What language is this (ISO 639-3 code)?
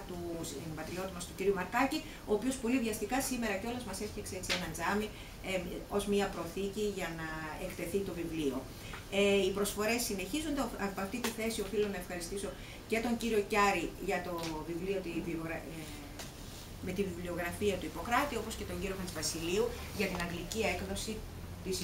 ell